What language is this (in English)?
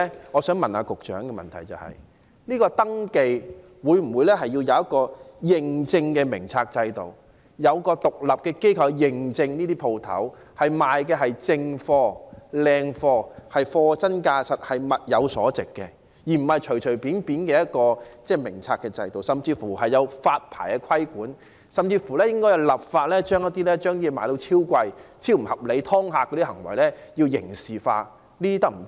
Cantonese